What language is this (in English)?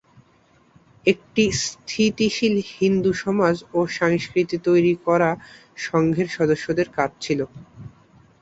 Bangla